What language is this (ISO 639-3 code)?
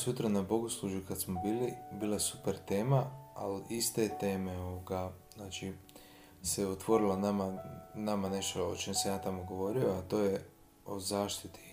hrv